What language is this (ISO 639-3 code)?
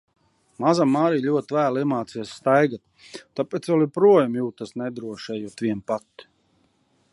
lav